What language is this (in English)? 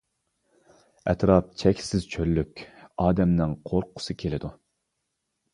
Uyghur